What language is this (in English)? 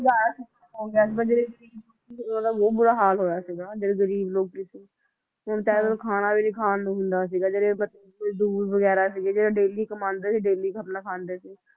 Punjabi